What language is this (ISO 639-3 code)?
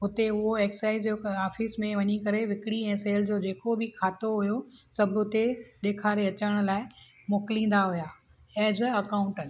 snd